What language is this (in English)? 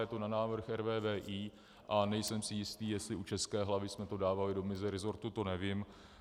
Czech